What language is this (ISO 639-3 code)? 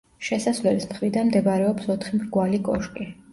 kat